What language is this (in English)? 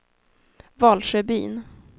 Swedish